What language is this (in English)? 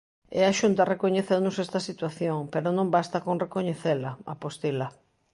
Galician